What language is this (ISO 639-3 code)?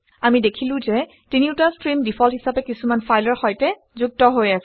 asm